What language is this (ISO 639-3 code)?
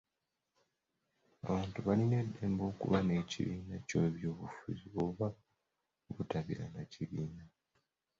lug